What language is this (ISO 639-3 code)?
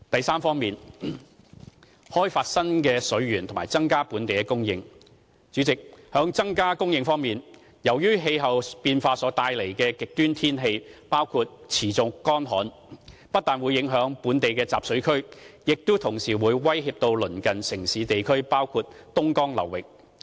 yue